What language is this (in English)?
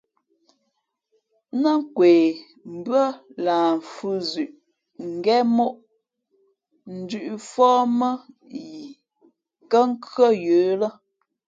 Fe'fe'